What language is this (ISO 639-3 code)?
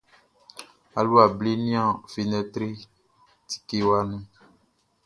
bci